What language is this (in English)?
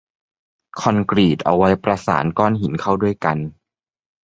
Thai